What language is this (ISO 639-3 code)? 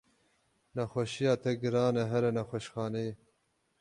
kur